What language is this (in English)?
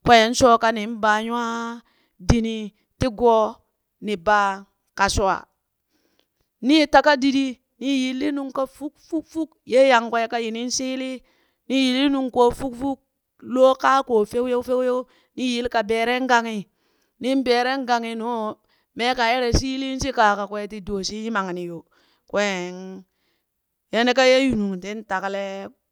Burak